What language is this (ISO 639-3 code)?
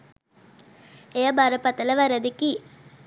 sin